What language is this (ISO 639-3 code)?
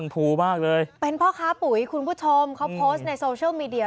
tha